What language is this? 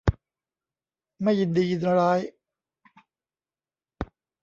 Thai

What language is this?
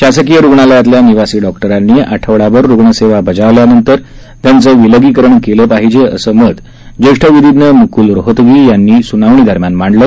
Marathi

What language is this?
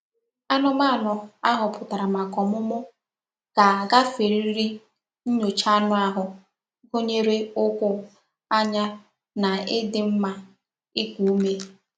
Igbo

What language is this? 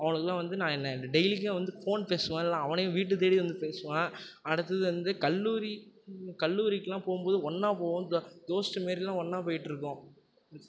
Tamil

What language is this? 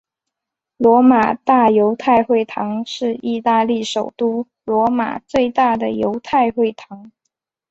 Chinese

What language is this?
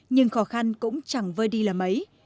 Vietnamese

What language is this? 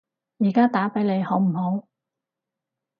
Cantonese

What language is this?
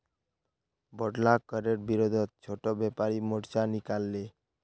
Magahi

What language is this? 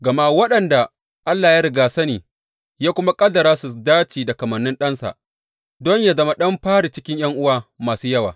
Hausa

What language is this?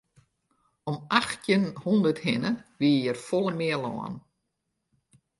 Western Frisian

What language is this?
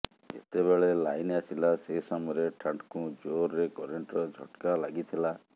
Odia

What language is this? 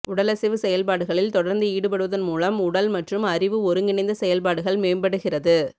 Tamil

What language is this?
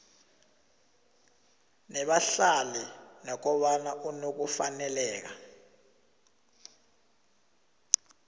South Ndebele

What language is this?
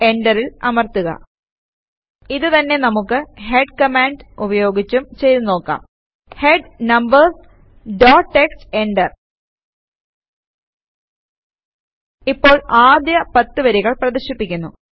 Malayalam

